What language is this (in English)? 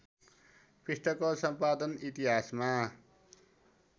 Nepali